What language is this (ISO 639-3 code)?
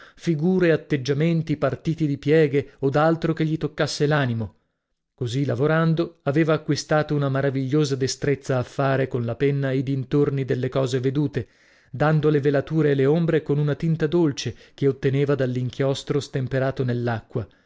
ita